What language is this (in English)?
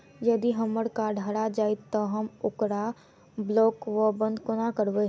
Maithili